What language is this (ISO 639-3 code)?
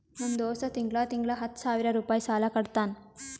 kan